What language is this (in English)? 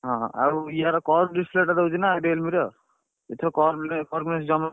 Odia